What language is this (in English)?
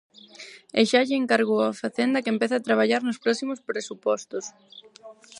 Galician